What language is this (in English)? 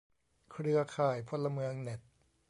Thai